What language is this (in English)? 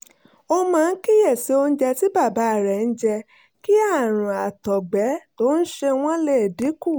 Yoruba